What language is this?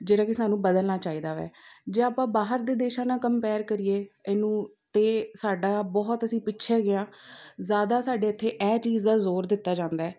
Punjabi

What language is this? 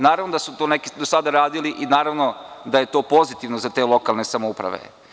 Serbian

